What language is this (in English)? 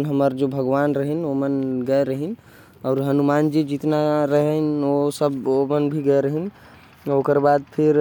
Korwa